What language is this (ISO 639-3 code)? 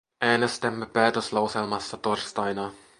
fin